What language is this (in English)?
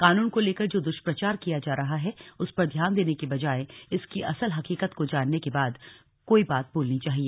Hindi